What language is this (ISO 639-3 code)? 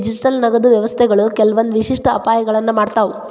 kan